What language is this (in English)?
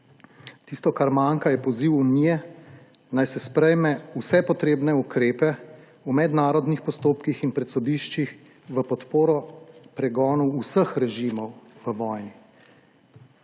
Slovenian